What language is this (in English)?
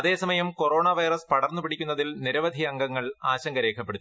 Malayalam